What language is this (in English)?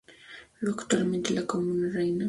Spanish